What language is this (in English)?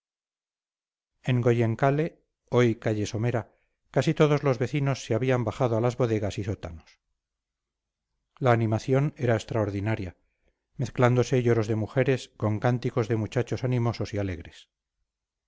Spanish